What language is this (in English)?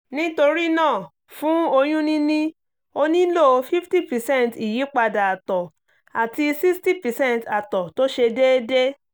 Yoruba